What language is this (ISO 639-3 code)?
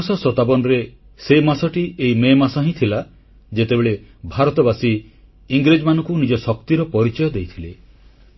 ori